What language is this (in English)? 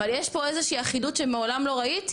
Hebrew